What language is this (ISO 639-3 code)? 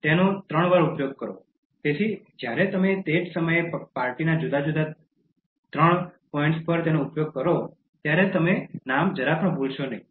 guj